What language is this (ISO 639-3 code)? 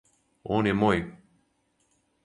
srp